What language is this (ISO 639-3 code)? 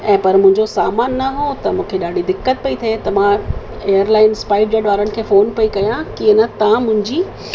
snd